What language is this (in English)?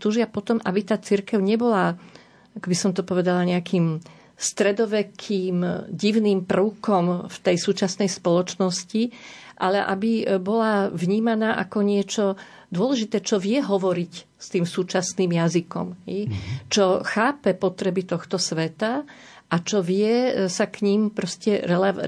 Slovak